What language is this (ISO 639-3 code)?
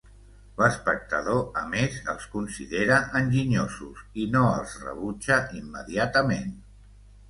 cat